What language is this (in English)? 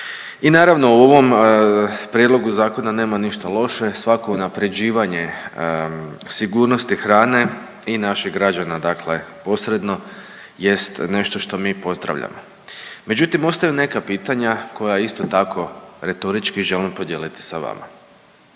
Croatian